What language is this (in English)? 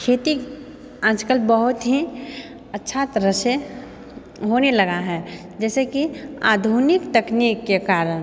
Maithili